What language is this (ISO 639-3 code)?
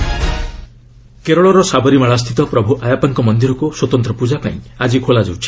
ori